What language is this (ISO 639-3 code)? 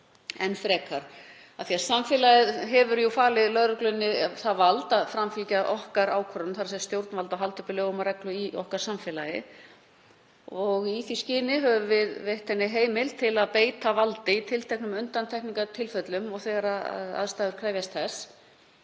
isl